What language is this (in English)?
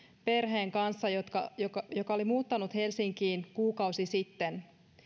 Finnish